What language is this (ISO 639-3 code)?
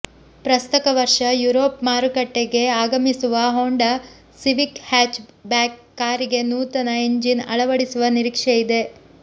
kan